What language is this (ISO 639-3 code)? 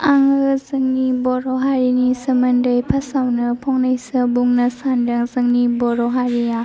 brx